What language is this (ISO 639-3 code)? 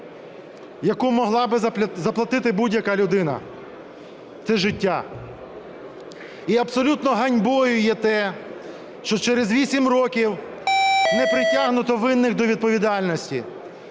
ukr